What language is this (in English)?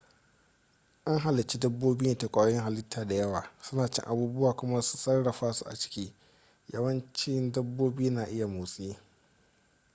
Hausa